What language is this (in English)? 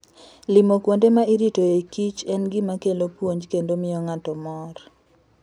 Luo (Kenya and Tanzania)